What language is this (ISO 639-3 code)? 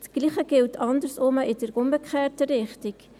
gsw